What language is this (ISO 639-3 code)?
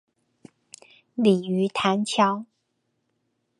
zho